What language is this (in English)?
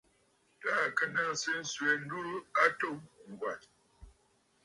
Bafut